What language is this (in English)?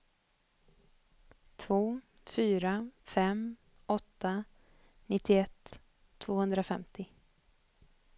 Swedish